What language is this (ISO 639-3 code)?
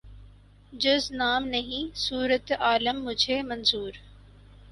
urd